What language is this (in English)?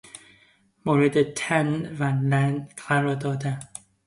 Persian